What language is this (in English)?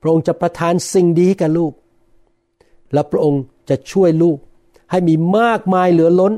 Thai